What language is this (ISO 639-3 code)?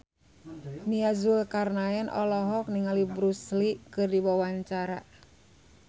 sun